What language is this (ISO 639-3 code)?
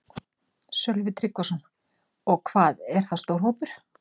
isl